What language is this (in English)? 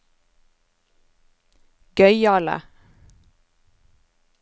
Norwegian